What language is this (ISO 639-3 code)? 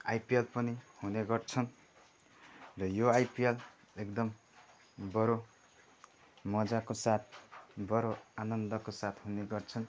nep